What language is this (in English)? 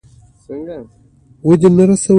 Pashto